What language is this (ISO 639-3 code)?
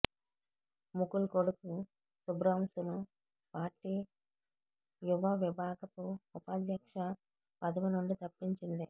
tel